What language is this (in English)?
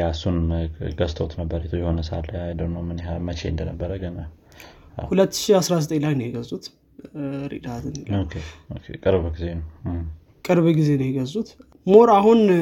Amharic